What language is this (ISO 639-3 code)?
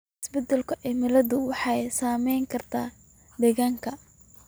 som